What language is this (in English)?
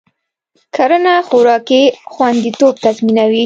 Pashto